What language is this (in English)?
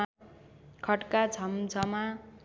Nepali